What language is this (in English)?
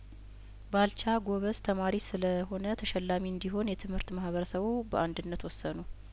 Amharic